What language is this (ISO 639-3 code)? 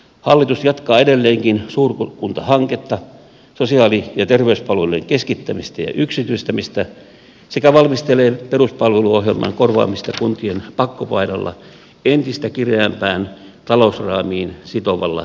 fin